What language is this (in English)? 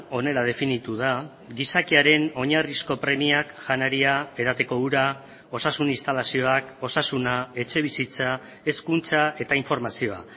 Basque